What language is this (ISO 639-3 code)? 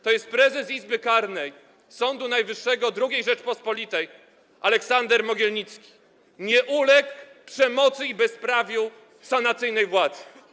pol